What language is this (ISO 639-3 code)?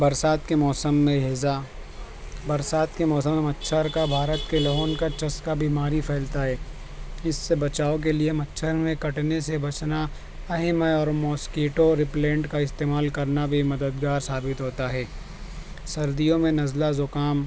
urd